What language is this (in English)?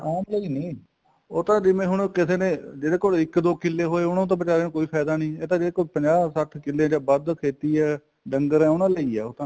Punjabi